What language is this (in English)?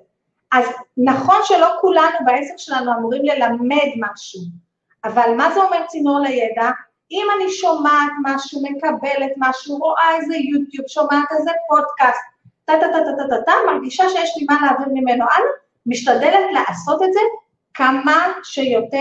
Hebrew